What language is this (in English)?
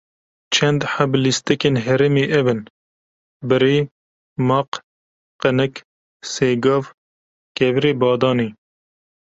Kurdish